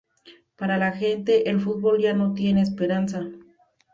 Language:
Spanish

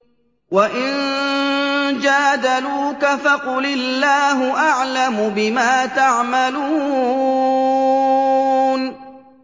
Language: Arabic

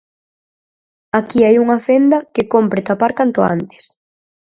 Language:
Galician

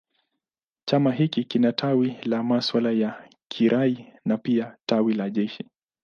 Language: Swahili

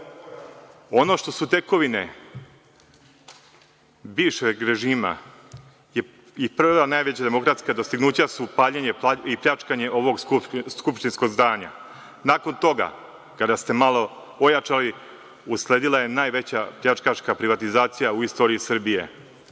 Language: Serbian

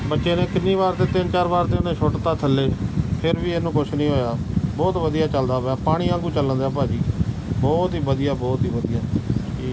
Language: Punjabi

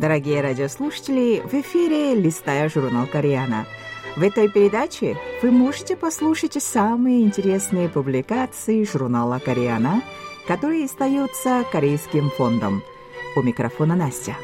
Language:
Russian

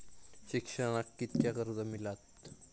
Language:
Marathi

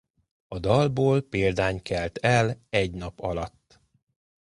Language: Hungarian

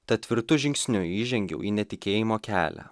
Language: Lithuanian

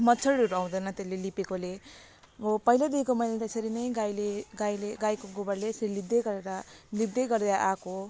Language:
Nepali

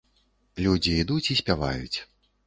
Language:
Belarusian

